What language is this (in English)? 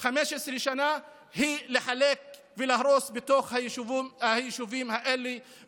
Hebrew